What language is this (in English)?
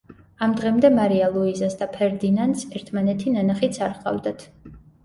Georgian